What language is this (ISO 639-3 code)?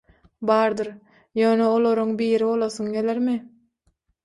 tuk